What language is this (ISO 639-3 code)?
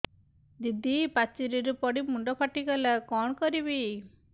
ori